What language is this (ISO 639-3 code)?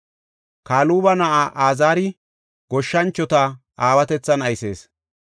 gof